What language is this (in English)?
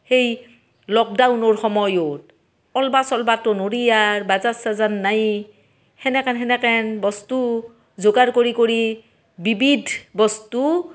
Assamese